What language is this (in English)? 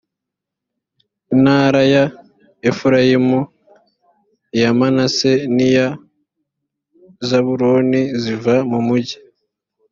Kinyarwanda